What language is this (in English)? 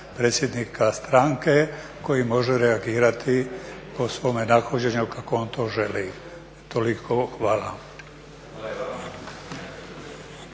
Croatian